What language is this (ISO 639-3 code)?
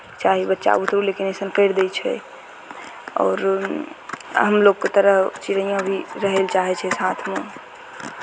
mai